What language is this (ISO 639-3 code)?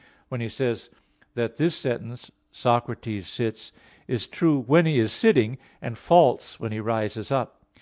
eng